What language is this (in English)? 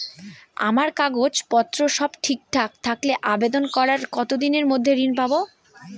Bangla